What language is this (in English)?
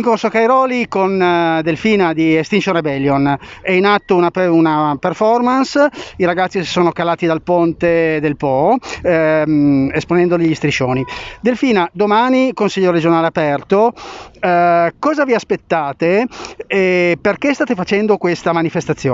Italian